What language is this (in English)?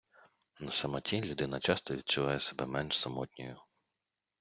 Ukrainian